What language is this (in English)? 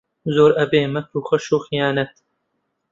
Central Kurdish